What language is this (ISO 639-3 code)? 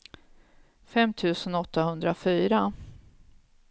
swe